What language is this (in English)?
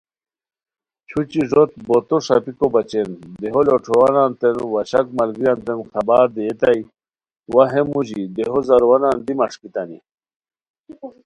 Khowar